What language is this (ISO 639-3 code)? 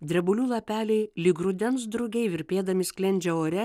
lit